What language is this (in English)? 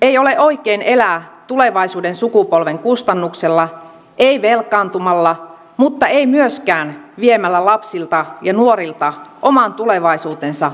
Finnish